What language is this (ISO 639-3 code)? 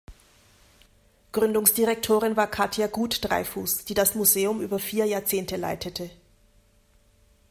deu